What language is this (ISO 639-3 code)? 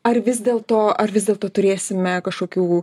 lit